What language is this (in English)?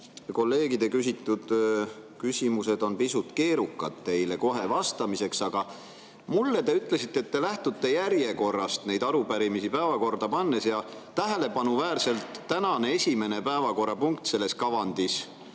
Estonian